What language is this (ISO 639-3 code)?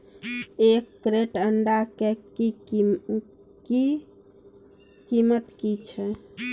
mai